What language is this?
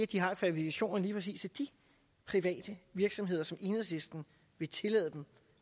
Danish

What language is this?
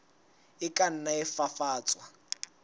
Southern Sotho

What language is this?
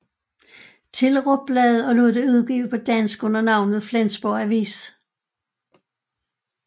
Danish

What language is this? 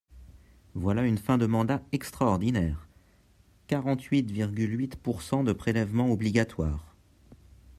French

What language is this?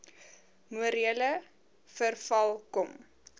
Afrikaans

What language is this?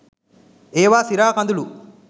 Sinhala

